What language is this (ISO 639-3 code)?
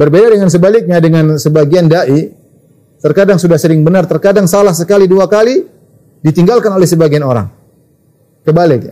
ind